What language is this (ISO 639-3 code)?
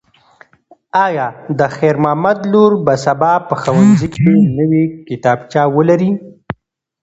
pus